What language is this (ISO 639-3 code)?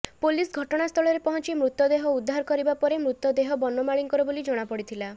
ori